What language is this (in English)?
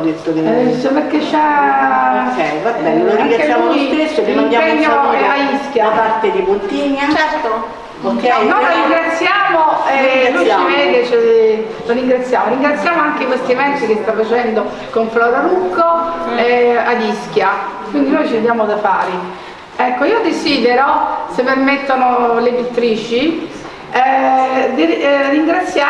Italian